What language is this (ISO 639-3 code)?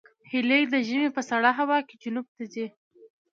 pus